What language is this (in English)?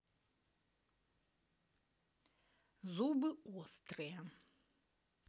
Russian